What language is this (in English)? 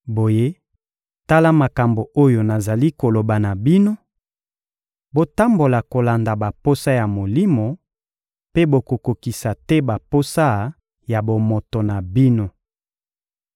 Lingala